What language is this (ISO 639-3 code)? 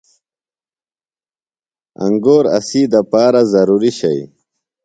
phl